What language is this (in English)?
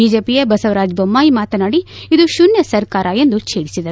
Kannada